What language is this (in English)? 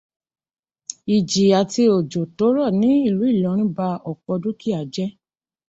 Yoruba